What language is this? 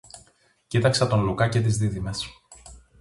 Greek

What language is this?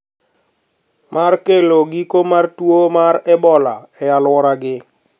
Luo (Kenya and Tanzania)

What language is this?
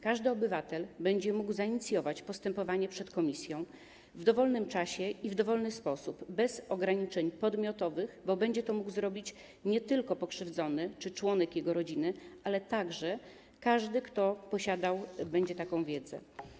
Polish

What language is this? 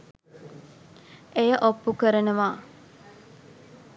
Sinhala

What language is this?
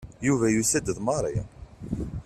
Kabyle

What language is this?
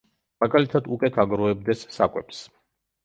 Georgian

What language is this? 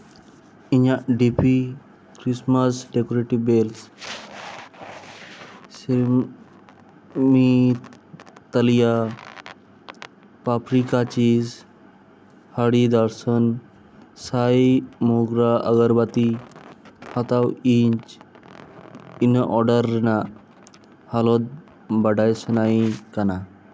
Santali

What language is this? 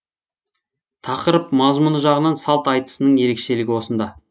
Kazakh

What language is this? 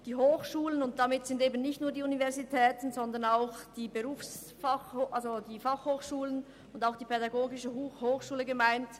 Swiss German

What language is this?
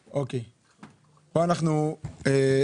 Hebrew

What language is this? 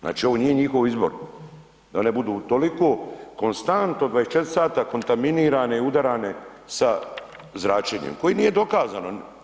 Croatian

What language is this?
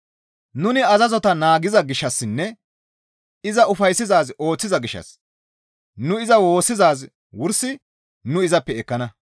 Gamo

